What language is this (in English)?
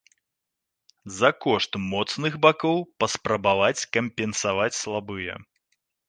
Belarusian